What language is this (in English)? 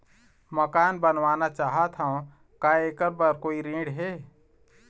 Chhattisgarhi